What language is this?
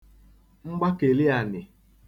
Igbo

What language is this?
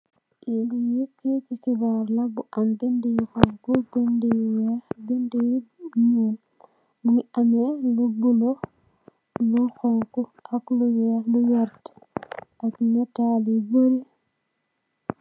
Wolof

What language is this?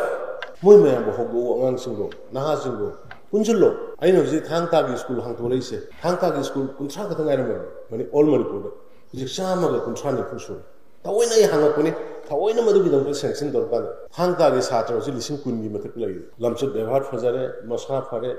Turkish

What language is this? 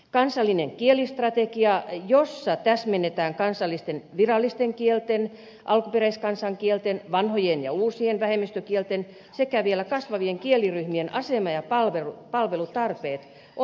Finnish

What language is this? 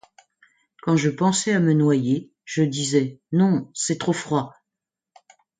French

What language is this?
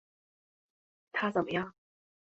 Chinese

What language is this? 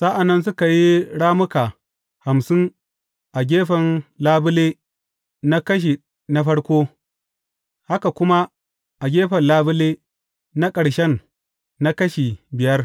Hausa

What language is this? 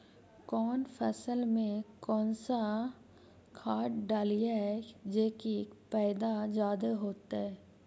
Magahi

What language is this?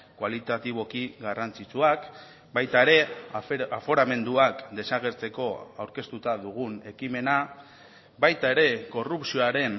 Basque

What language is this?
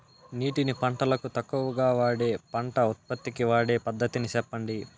Telugu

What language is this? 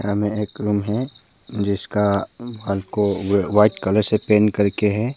Hindi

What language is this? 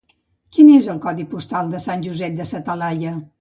Catalan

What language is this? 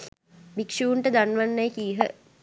Sinhala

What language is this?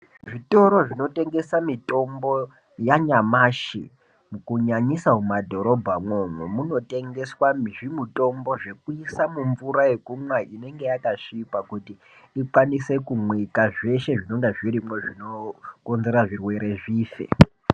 Ndau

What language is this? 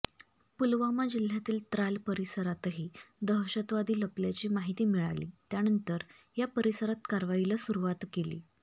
Marathi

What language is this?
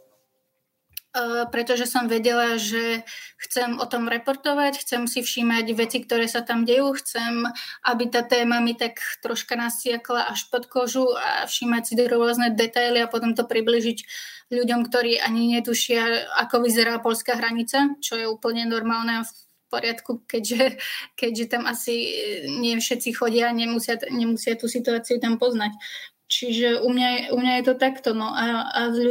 Slovak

